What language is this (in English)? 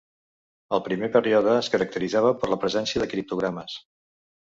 Catalan